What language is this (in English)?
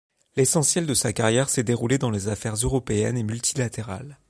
French